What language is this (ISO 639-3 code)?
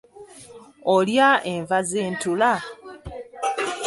lug